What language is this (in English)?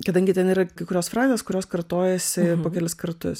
Lithuanian